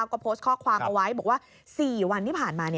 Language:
Thai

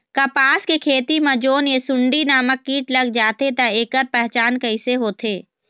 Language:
Chhattisgarhi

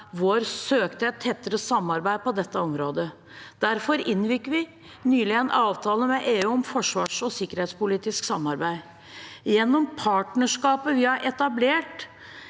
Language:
Norwegian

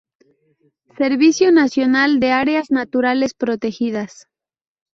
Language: Spanish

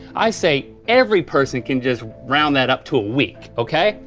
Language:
English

